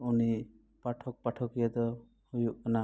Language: Santali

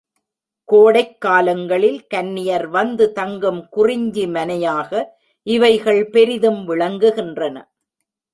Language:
Tamil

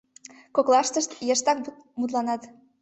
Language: Mari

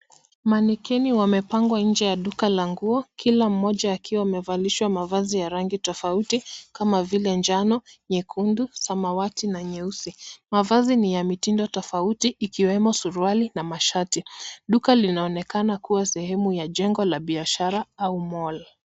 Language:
Swahili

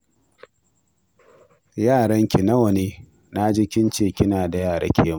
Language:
Hausa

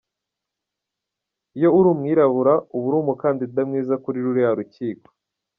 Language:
Kinyarwanda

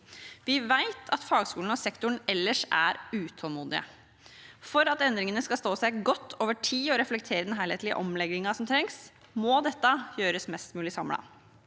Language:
Norwegian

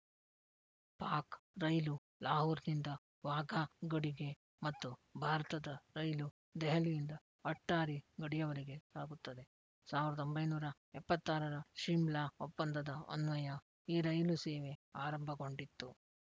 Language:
Kannada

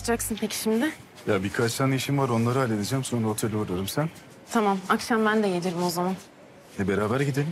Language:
Turkish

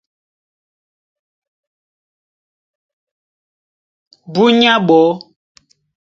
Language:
Duala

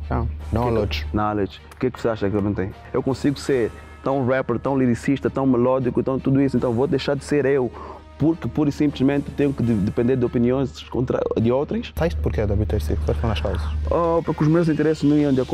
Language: Portuguese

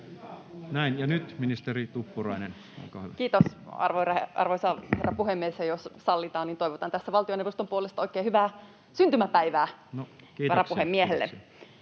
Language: Finnish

